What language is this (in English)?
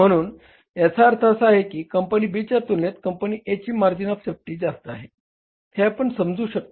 Marathi